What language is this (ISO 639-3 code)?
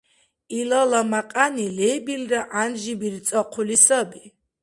dar